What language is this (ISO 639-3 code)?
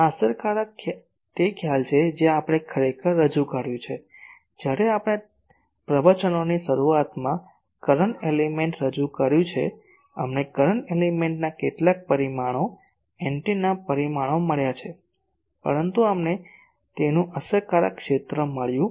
guj